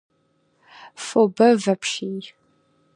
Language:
Kabardian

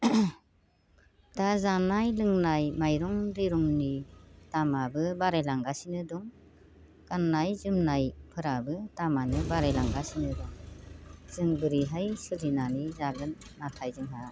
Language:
Bodo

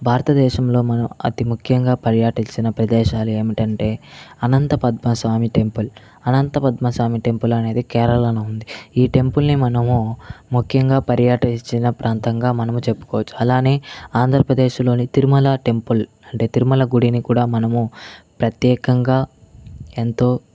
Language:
Telugu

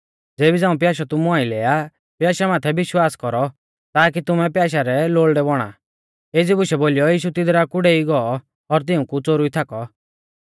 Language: Mahasu Pahari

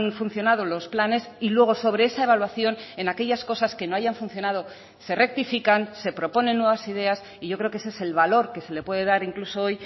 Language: Spanish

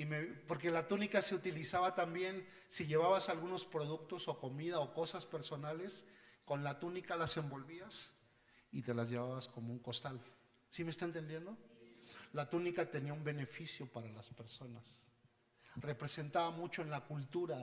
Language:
Spanish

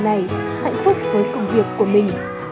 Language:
Vietnamese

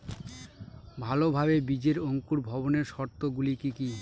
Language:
Bangla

